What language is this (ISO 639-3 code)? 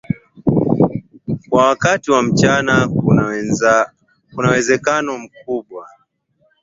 swa